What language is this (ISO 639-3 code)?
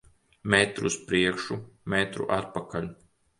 lav